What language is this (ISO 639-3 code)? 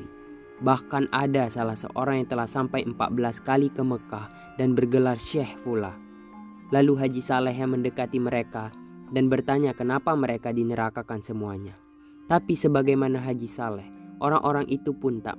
ind